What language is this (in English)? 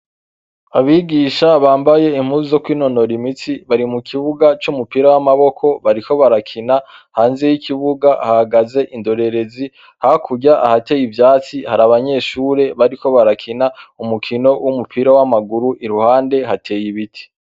Rundi